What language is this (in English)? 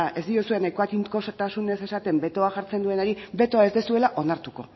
Basque